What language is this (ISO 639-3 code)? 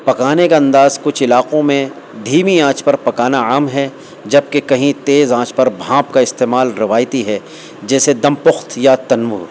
urd